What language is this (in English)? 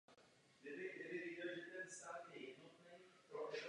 Czech